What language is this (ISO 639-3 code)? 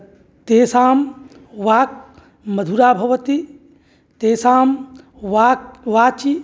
san